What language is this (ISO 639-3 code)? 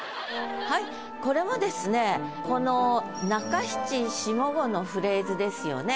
jpn